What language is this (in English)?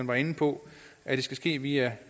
Danish